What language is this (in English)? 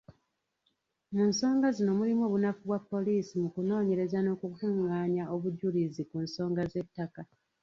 Ganda